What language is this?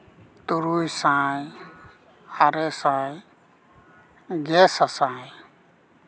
Santali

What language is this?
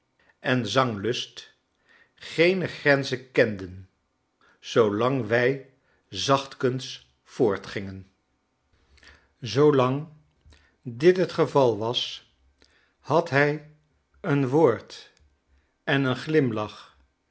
Dutch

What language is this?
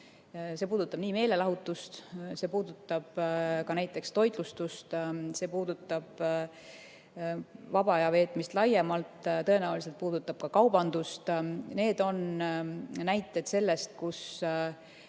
Estonian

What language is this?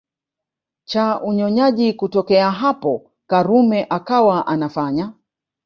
Swahili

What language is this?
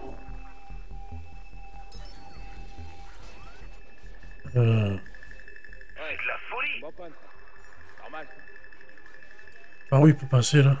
French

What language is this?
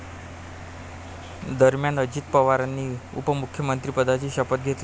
Marathi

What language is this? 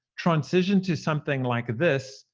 English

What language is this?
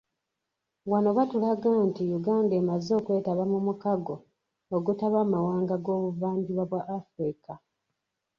Ganda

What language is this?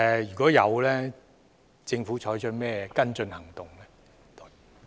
Cantonese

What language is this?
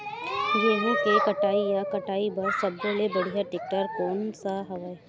Chhattisgarhi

